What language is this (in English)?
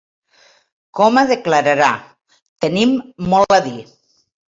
Catalan